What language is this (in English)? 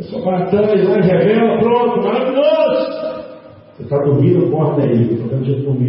Portuguese